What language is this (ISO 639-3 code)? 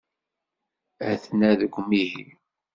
kab